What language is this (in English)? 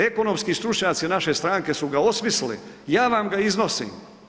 Croatian